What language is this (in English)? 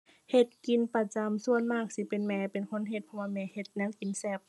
Thai